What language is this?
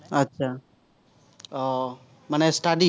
Assamese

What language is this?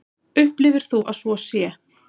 Icelandic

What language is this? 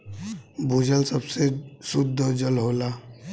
Bhojpuri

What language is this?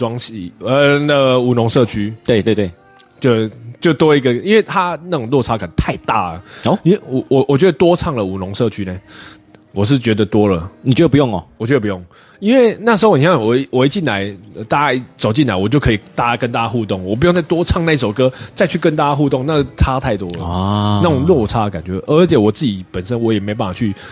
Chinese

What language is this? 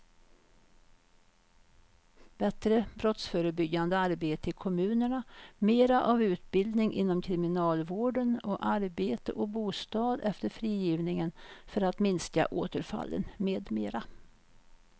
Swedish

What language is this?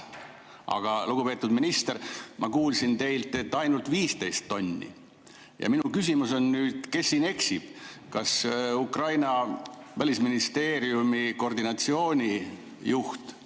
Estonian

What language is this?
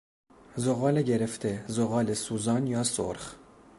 Persian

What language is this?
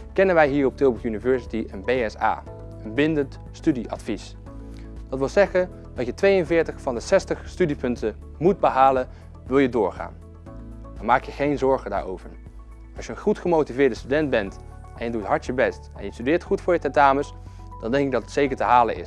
Dutch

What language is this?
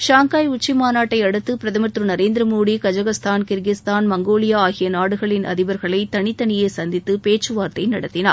Tamil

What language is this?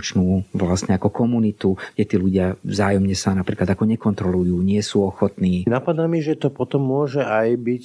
Slovak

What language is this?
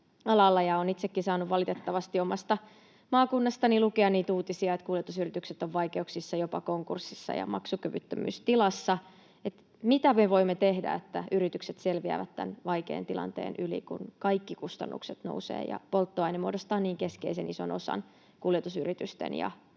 Finnish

